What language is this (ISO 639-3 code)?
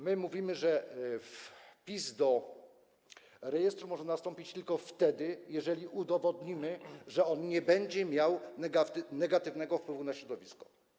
pol